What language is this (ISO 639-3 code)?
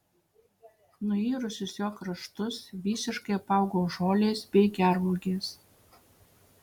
lit